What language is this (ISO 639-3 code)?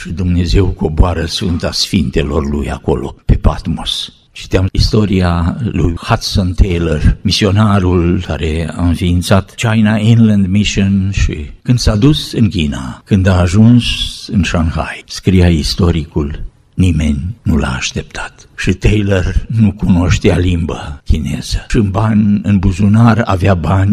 ron